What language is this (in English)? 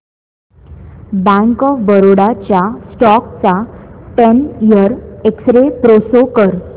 Marathi